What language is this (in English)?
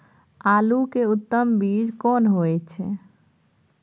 Maithili